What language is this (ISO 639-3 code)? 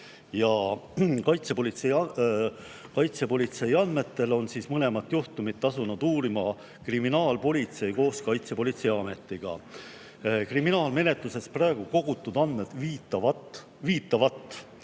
est